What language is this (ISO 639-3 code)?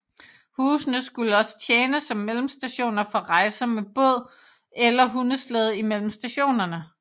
dan